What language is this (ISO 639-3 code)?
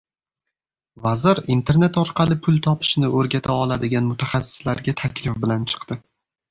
uzb